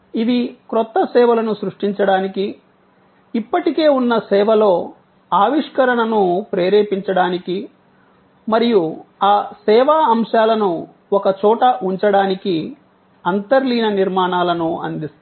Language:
Telugu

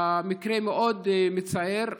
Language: Hebrew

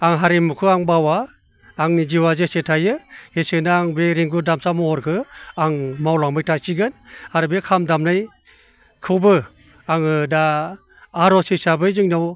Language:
Bodo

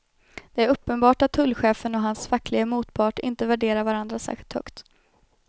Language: Swedish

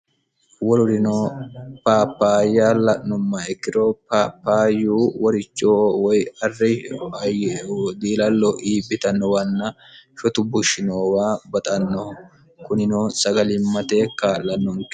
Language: Sidamo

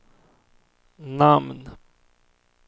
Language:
Swedish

